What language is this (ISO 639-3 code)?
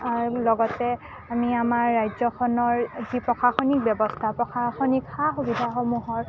asm